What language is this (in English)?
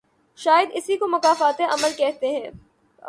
Urdu